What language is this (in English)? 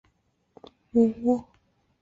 Chinese